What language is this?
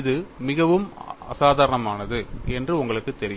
Tamil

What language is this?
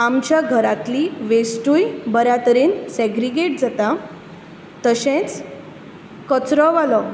Konkani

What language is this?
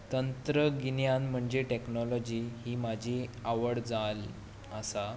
Konkani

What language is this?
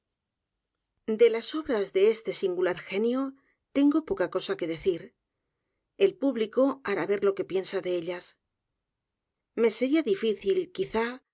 Spanish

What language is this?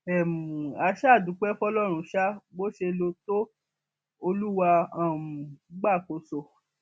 Yoruba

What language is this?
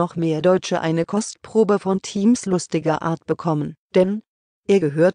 German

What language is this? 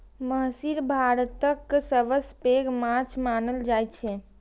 Maithili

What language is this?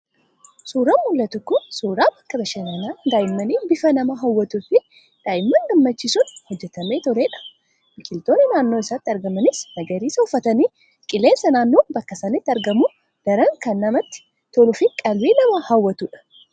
Oromo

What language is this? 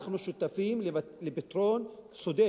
Hebrew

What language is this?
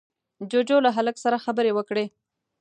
Pashto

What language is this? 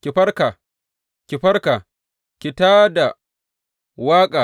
Hausa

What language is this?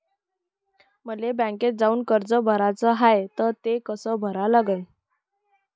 Marathi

